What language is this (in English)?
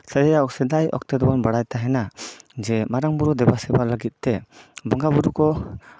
Santali